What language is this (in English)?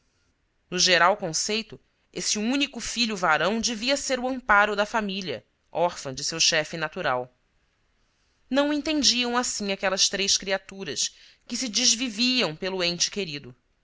Portuguese